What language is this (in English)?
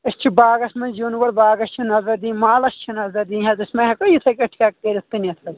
Kashmiri